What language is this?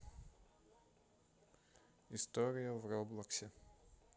Russian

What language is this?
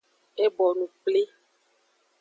Aja (Benin)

